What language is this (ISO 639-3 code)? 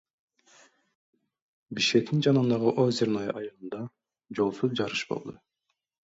kir